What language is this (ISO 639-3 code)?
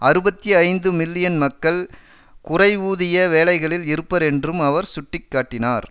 tam